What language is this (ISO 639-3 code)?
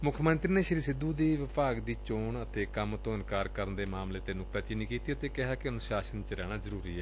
pan